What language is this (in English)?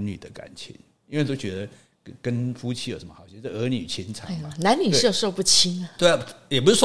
Chinese